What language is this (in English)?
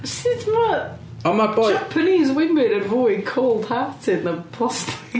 Welsh